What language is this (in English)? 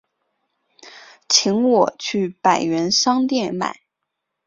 Chinese